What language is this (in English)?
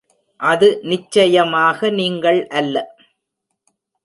Tamil